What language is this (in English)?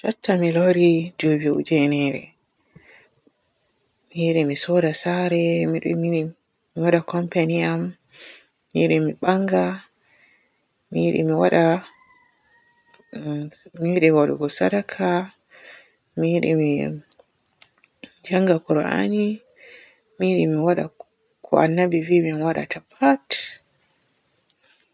Borgu Fulfulde